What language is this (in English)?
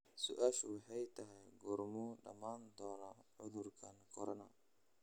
Somali